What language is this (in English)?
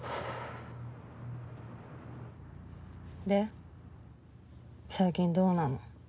Japanese